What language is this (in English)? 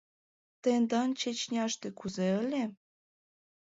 Mari